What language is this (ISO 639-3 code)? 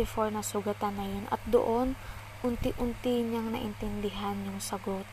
fil